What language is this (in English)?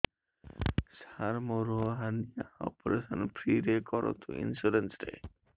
Odia